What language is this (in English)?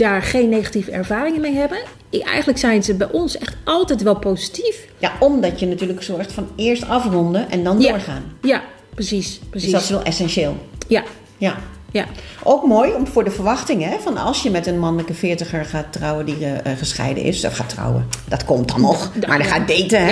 Dutch